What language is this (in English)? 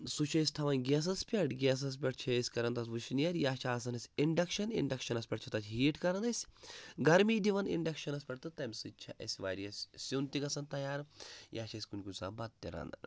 Kashmiri